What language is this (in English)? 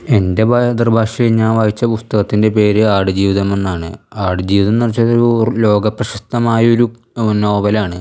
Malayalam